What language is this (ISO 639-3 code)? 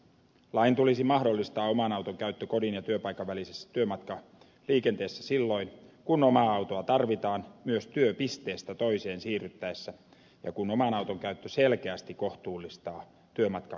fin